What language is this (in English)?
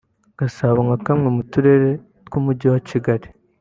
Kinyarwanda